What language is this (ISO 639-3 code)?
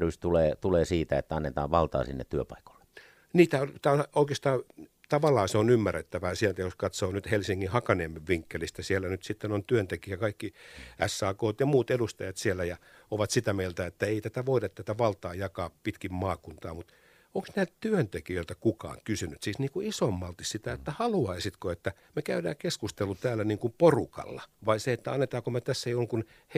fin